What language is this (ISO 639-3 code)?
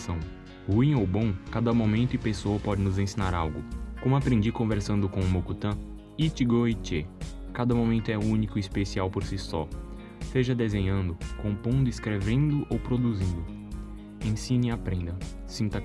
por